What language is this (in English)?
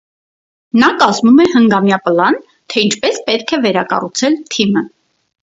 Armenian